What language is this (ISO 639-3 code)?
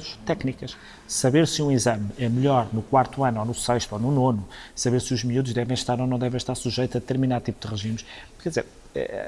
por